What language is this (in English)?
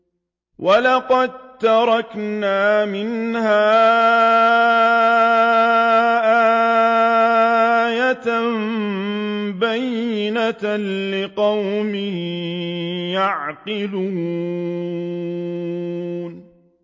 Arabic